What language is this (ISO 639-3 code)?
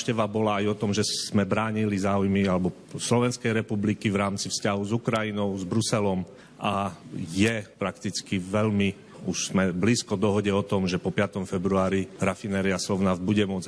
slk